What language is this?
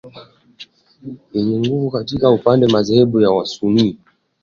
Swahili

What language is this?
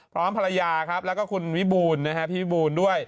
Thai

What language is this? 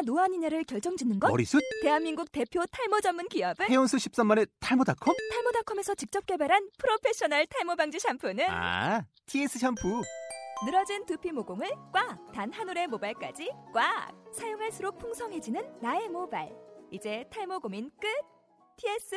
Korean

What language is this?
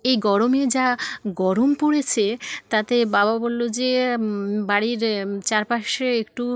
Bangla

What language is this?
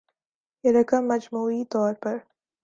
Urdu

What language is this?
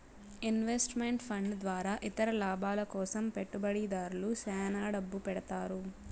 Telugu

